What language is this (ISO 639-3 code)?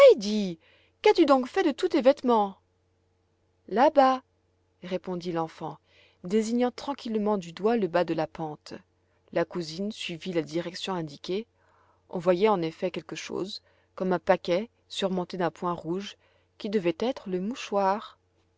fra